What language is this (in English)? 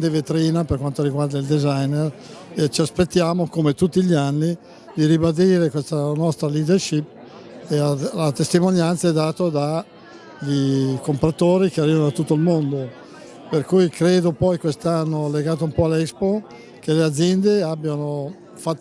Italian